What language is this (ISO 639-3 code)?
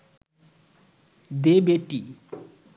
ben